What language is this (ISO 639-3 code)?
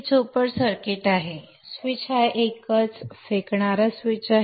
mar